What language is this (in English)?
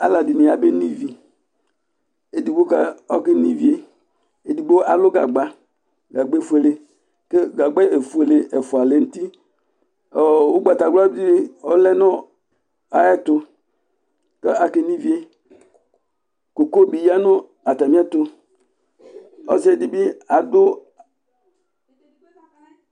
Ikposo